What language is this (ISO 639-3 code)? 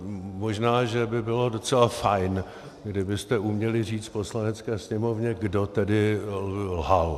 ces